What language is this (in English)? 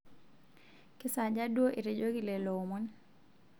Masai